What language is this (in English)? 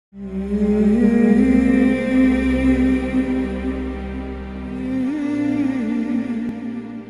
Romanian